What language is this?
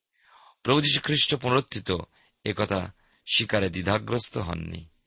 Bangla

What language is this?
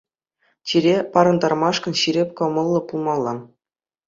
Chuvash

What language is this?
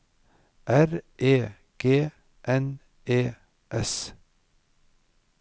Norwegian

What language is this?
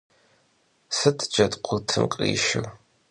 Kabardian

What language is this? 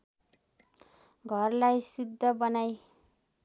Nepali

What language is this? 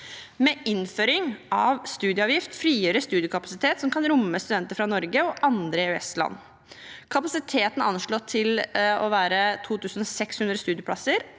Norwegian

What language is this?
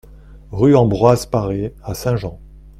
French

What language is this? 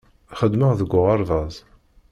Kabyle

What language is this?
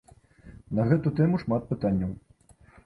Belarusian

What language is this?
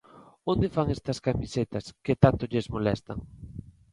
Galician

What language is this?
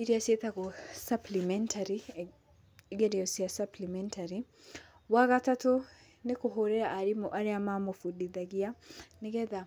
Kikuyu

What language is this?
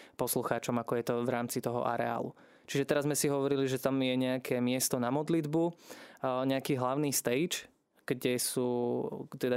Slovak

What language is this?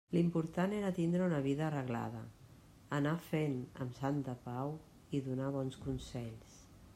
Catalan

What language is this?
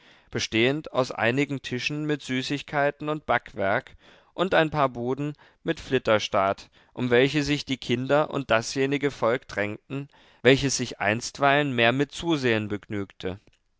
German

